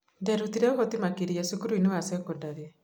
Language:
Kikuyu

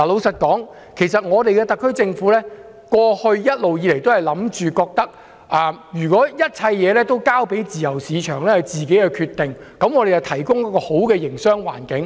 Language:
Cantonese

